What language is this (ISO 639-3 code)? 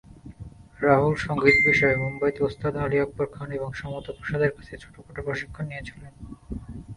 ben